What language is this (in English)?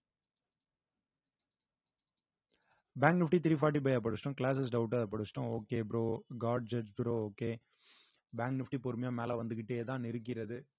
Tamil